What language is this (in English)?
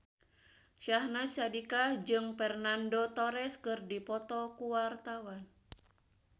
Sundanese